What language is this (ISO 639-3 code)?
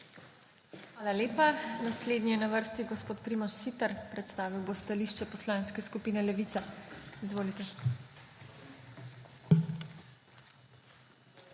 slv